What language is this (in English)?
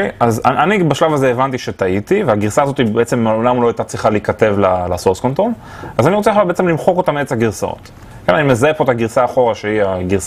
Hebrew